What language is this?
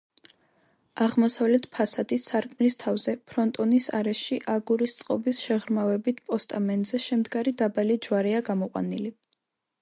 Georgian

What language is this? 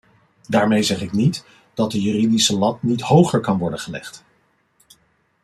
Dutch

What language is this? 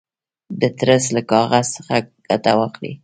Pashto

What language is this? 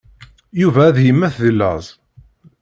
Kabyle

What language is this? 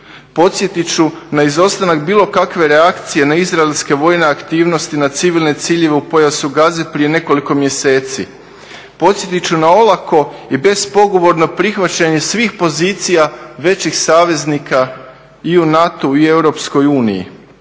Croatian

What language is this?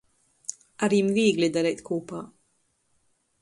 Latgalian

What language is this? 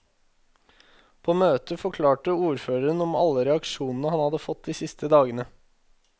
Norwegian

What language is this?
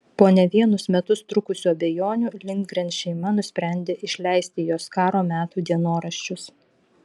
Lithuanian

